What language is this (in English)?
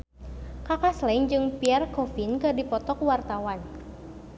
Sundanese